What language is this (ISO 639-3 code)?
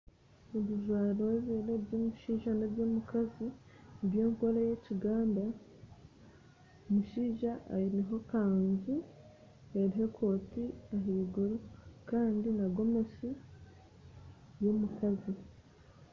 nyn